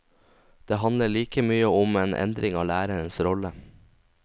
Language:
Norwegian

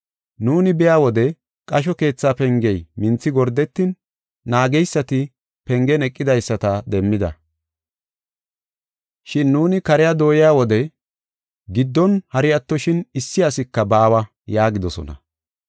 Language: Gofa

